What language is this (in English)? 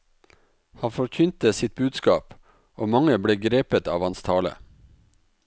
Norwegian